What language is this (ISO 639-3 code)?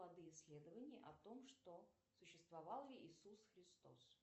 rus